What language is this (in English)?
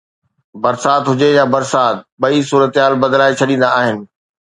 Sindhi